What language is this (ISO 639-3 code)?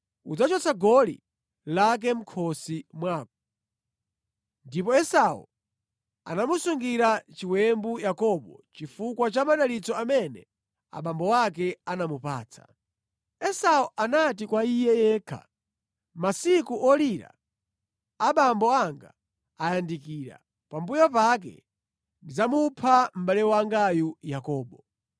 nya